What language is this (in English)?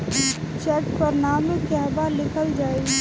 Bhojpuri